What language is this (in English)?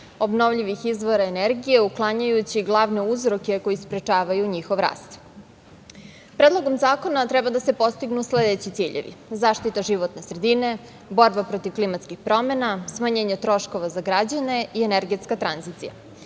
Serbian